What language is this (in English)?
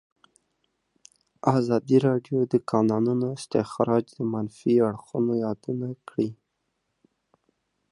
Pashto